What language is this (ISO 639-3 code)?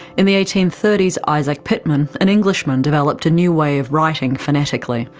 eng